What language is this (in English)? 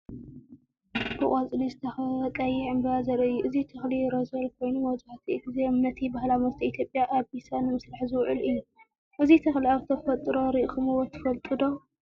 Tigrinya